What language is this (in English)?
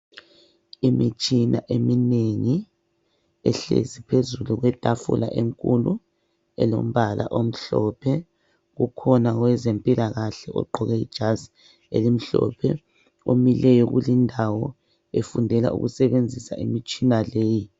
North Ndebele